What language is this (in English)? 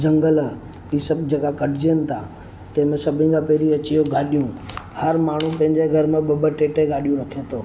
Sindhi